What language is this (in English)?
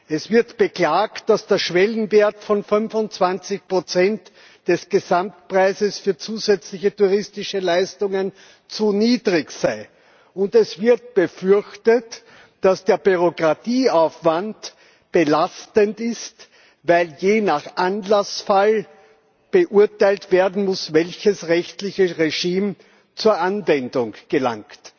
German